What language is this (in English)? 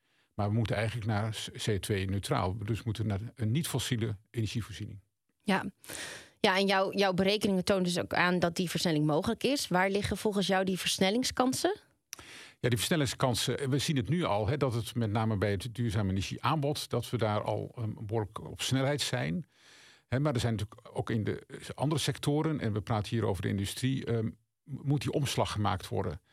Dutch